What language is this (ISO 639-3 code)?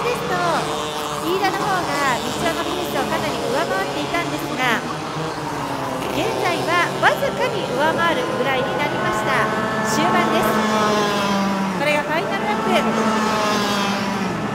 jpn